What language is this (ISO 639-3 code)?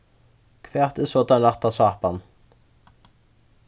fao